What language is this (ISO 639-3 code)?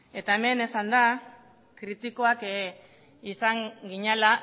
eus